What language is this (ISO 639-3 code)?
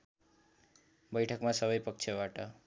nep